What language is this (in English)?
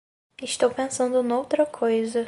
Portuguese